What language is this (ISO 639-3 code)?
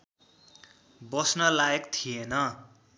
nep